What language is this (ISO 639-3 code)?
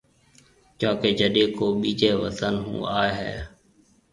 mve